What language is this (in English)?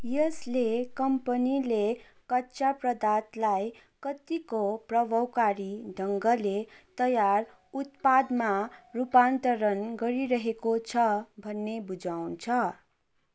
Nepali